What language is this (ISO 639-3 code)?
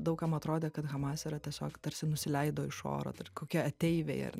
lit